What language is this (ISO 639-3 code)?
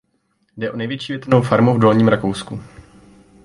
ces